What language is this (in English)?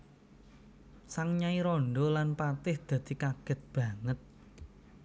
Javanese